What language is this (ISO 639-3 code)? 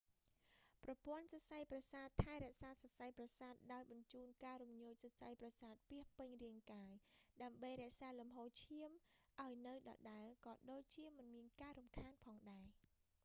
khm